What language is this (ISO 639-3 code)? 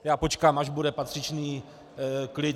ces